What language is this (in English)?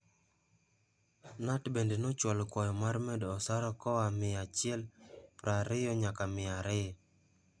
Luo (Kenya and Tanzania)